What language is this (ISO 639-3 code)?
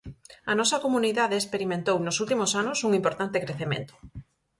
glg